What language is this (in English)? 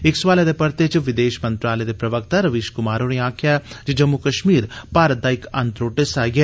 Dogri